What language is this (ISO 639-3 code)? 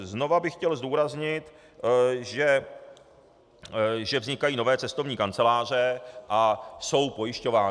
ces